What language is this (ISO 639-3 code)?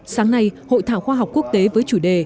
vie